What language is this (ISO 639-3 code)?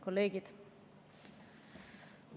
est